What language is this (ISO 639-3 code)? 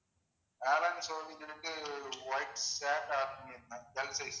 tam